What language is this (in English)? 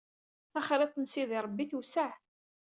Kabyle